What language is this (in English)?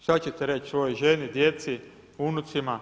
Croatian